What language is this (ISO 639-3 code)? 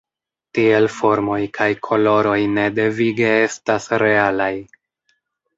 epo